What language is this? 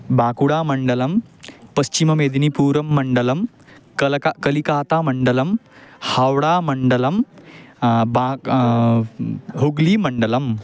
Sanskrit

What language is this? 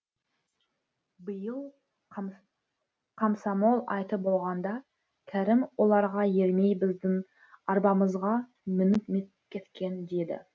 Kazakh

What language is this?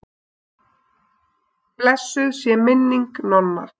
Icelandic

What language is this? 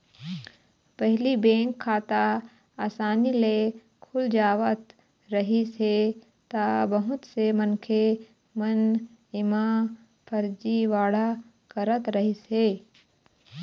Chhattisgarhi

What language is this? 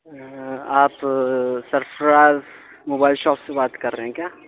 Urdu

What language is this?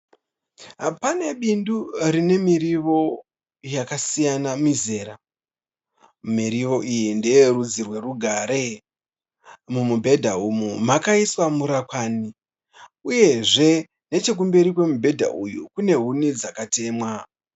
Shona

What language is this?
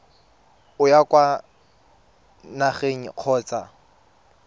Tswana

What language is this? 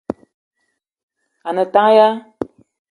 Eton (Cameroon)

